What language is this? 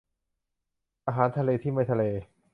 Thai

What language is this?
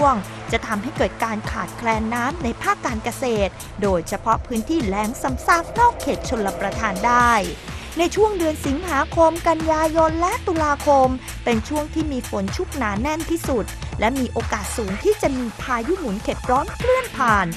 Thai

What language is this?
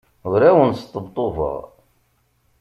Kabyle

